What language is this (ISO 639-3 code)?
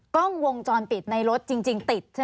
tha